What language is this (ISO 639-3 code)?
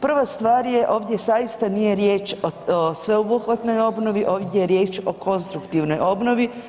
hrv